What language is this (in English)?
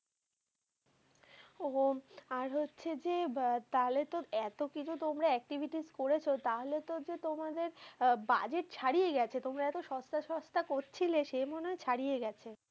Bangla